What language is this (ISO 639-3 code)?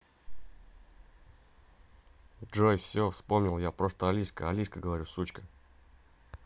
rus